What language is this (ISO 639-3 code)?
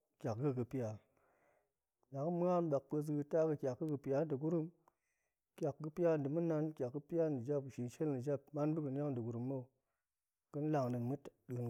ank